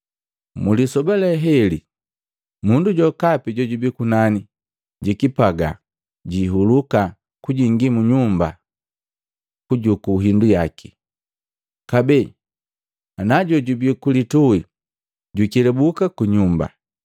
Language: Matengo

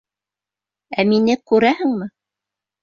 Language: Bashkir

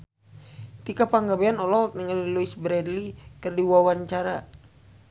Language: Sundanese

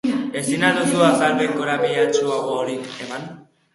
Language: Basque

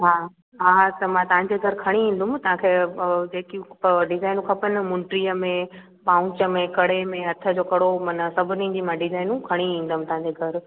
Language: Sindhi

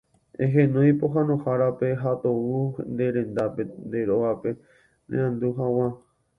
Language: Guarani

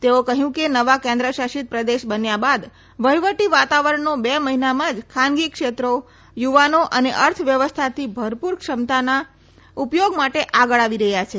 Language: Gujarati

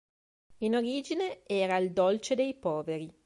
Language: Italian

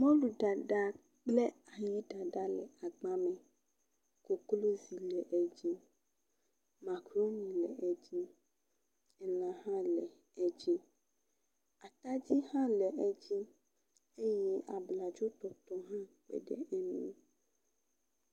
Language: Ewe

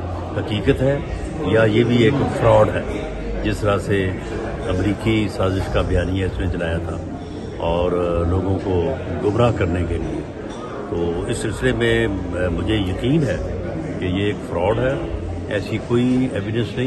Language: Hindi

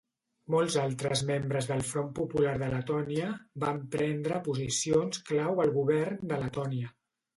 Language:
Catalan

